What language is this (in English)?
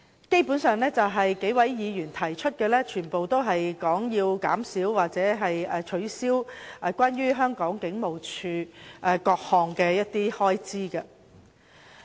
Cantonese